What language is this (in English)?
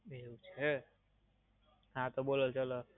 Gujarati